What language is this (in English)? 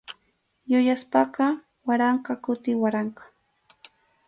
Arequipa-La Unión Quechua